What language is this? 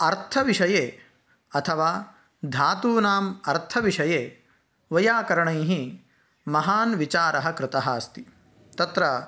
Sanskrit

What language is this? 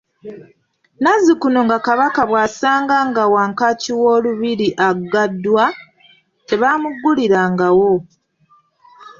Ganda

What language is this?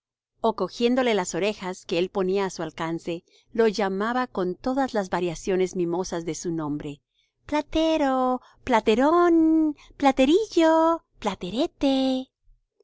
Spanish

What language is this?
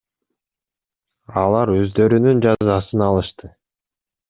Kyrgyz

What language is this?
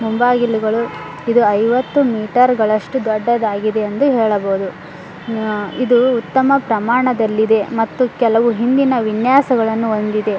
Kannada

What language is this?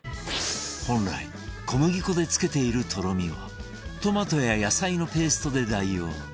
Japanese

